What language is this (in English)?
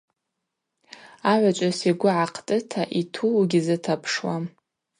Abaza